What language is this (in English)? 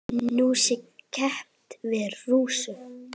Icelandic